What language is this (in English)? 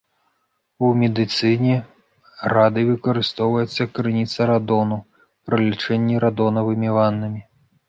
Belarusian